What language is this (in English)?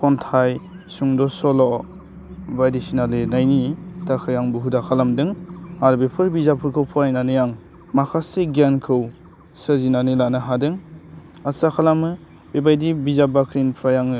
Bodo